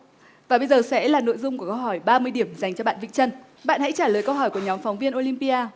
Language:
Vietnamese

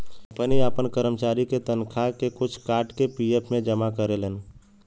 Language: Bhojpuri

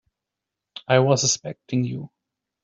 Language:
English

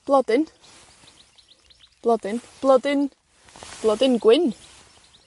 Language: Welsh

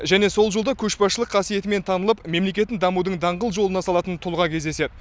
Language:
Kazakh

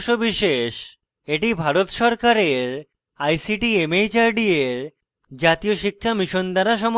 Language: Bangla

